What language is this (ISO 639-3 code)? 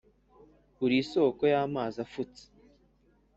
kin